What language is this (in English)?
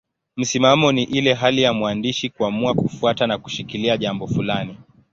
Swahili